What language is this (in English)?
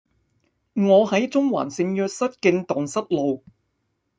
Cantonese